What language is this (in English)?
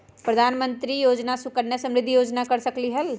Magahi